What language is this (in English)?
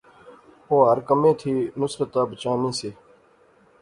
Pahari-Potwari